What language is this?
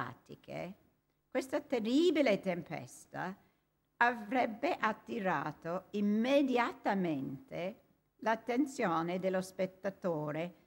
Italian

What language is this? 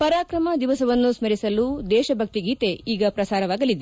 Kannada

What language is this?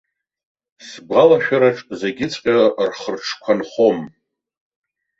Abkhazian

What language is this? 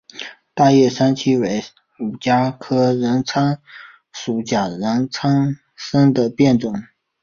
Chinese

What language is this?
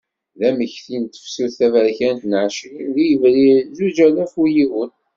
Kabyle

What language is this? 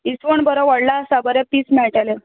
Konkani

